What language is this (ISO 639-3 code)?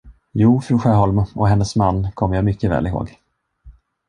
swe